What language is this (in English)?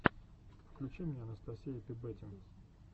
Russian